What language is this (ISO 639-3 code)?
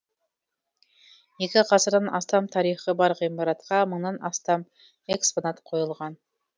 kaz